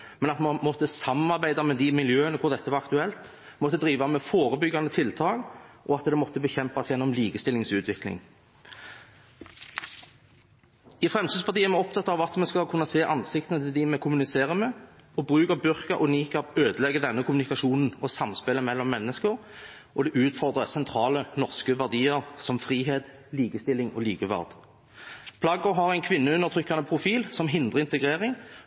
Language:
Norwegian Bokmål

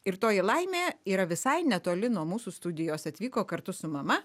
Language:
Lithuanian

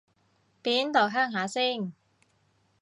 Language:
Cantonese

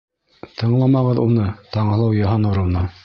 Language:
Bashkir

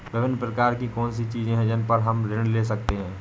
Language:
Hindi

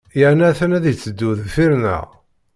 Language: Kabyle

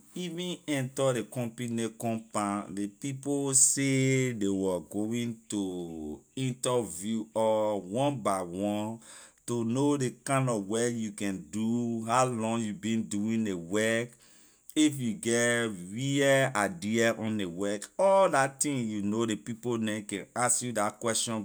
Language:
Liberian English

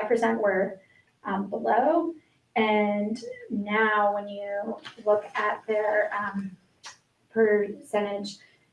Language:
English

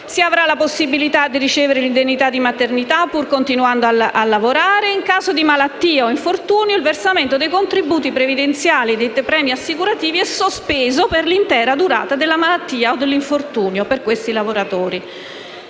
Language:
Italian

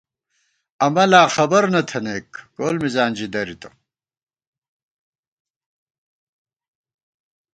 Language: Gawar-Bati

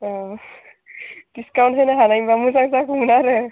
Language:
Bodo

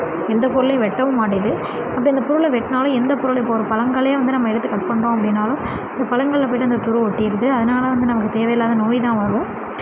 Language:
Tamil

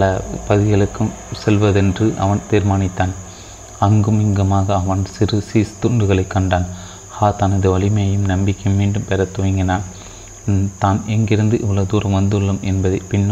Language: Tamil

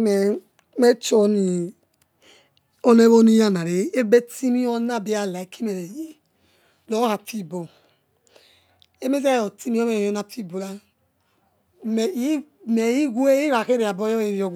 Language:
Yekhee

